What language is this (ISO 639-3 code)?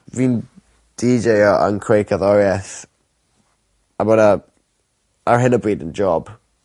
cym